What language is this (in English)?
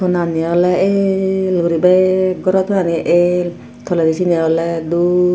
Chakma